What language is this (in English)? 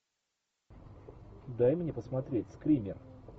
Russian